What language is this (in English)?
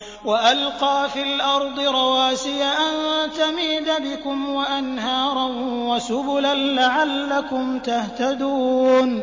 Arabic